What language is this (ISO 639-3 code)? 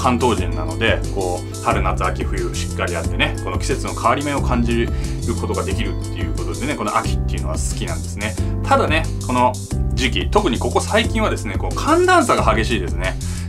jpn